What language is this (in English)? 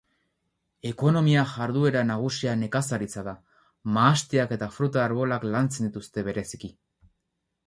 Basque